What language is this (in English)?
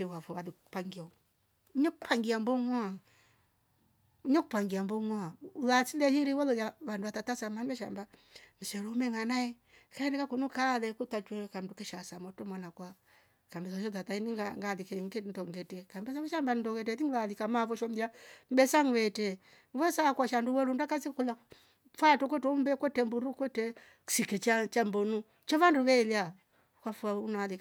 Rombo